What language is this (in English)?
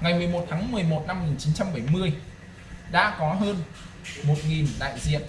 Vietnamese